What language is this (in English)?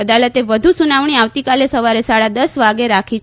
Gujarati